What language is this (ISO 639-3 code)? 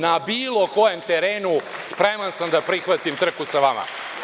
srp